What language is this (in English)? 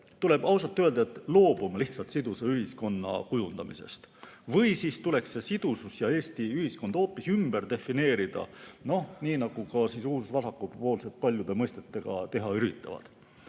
Estonian